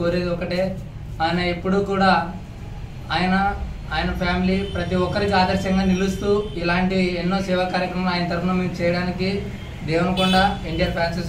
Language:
Indonesian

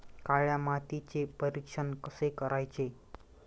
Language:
Marathi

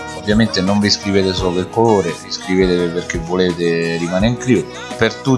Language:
Italian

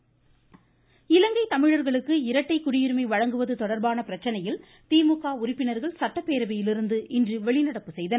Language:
Tamil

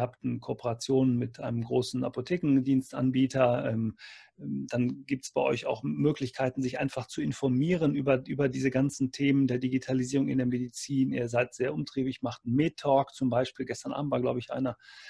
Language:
German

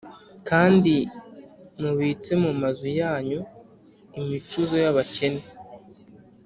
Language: Kinyarwanda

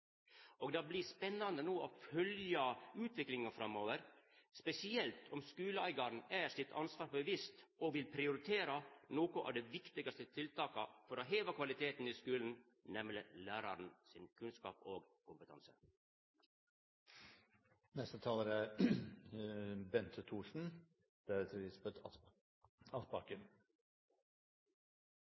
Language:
Norwegian Nynorsk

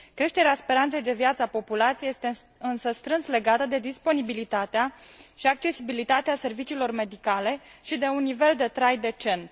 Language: Romanian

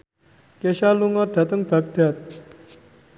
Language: Javanese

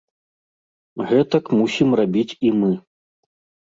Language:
Belarusian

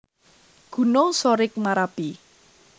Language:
Javanese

